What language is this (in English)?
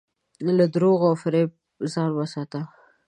Pashto